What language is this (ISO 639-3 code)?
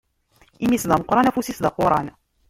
kab